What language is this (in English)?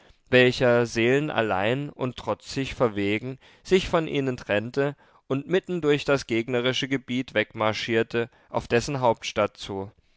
German